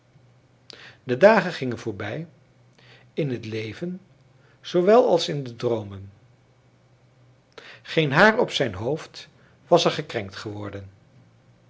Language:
Dutch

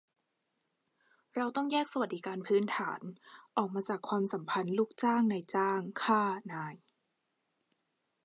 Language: Thai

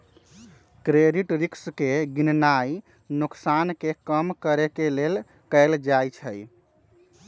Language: Magahi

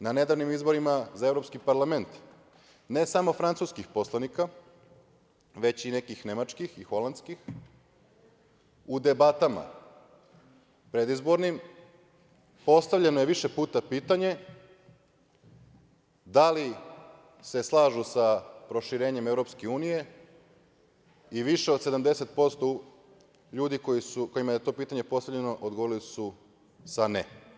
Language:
Serbian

